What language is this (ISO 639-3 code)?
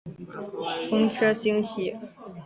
zho